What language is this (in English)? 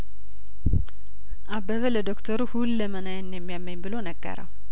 Amharic